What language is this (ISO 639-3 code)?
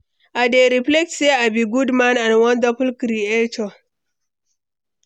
pcm